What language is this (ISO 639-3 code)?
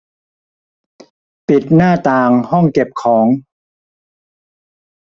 tha